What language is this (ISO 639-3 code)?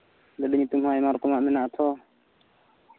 sat